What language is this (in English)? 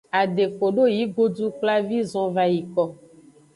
Aja (Benin)